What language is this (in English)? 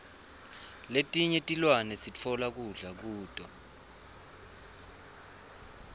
Swati